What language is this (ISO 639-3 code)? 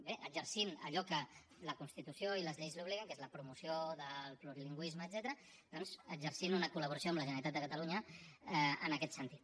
cat